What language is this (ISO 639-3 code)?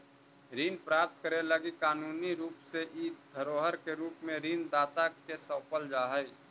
mag